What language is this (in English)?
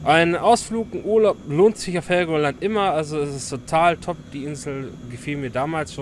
German